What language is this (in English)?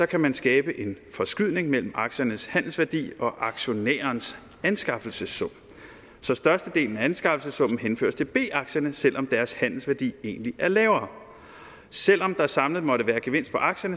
Danish